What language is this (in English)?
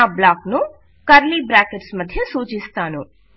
Telugu